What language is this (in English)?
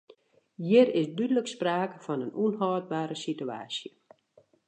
Western Frisian